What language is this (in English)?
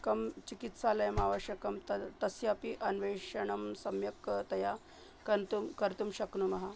Sanskrit